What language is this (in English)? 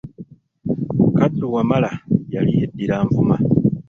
Ganda